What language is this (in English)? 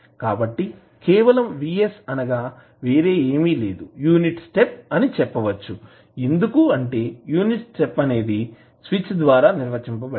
Telugu